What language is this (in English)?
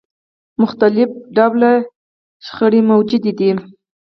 Pashto